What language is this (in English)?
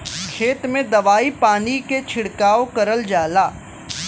Bhojpuri